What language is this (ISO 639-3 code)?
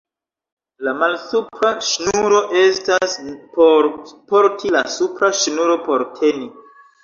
epo